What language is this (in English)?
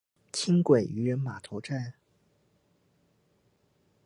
Chinese